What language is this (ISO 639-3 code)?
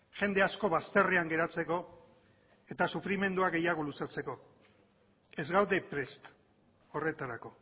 eus